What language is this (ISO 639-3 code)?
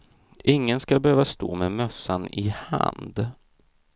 swe